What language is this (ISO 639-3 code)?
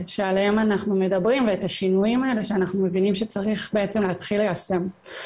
heb